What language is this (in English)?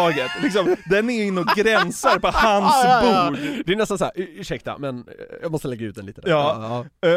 Swedish